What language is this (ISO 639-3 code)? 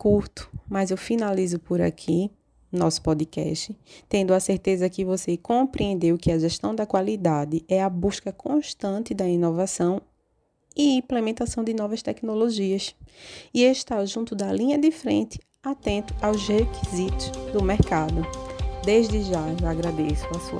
por